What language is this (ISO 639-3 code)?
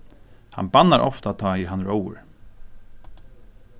fao